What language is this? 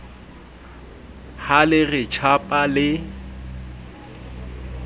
Southern Sotho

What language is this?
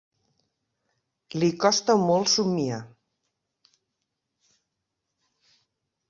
Catalan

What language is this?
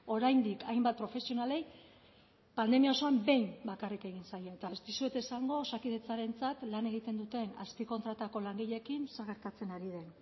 Basque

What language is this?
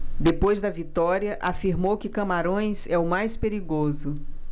Portuguese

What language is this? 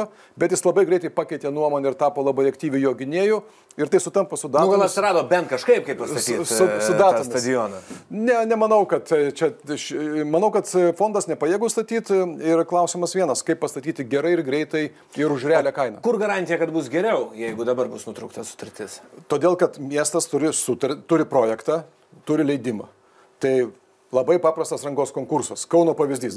Lithuanian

